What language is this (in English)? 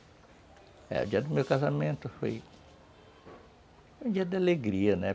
Portuguese